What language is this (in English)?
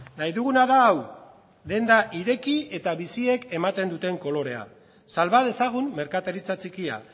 Basque